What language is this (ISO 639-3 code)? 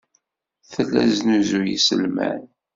kab